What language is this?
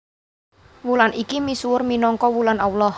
Javanese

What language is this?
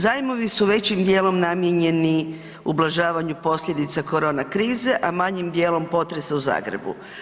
Croatian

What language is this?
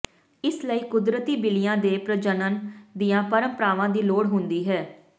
Punjabi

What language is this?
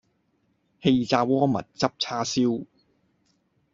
Cantonese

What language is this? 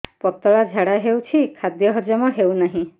Odia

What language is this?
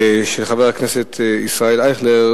Hebrew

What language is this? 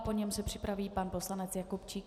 Czech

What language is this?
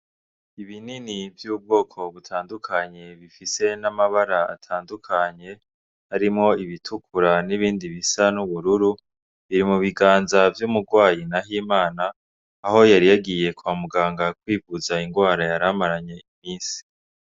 Rundi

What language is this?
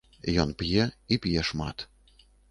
Belarusian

